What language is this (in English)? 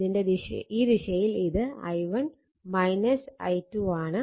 Malayalam